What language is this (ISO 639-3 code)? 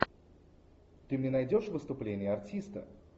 rus